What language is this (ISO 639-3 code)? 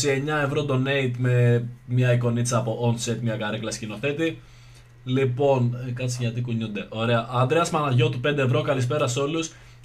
ell